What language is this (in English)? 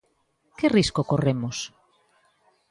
Galician